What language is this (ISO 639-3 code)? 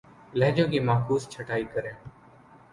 urd